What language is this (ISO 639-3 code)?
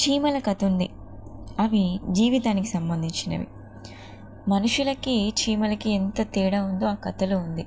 tel